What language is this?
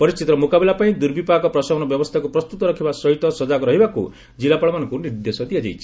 Odia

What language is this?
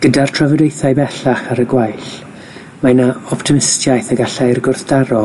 Welsh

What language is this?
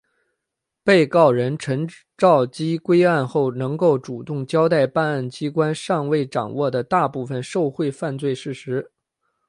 Chinese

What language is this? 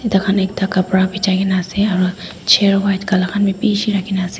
Naga Pidgin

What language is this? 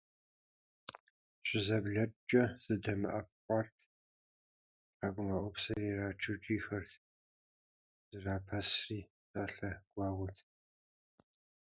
Kabardian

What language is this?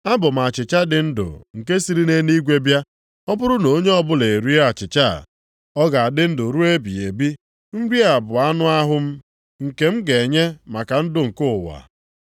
Igbo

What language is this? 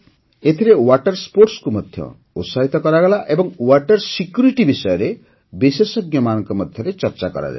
Odia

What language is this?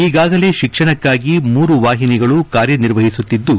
Kannada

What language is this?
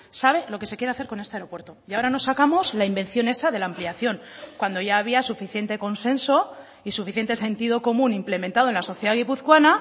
Spanish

